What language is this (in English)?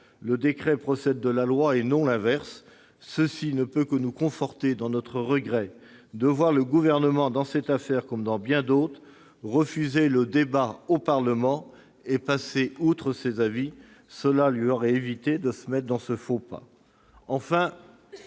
French